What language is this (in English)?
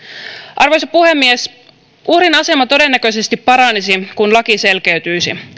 Finnish